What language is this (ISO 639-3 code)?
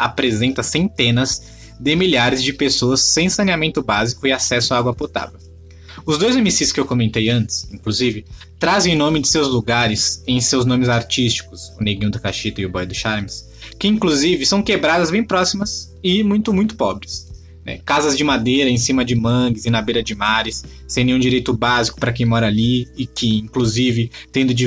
por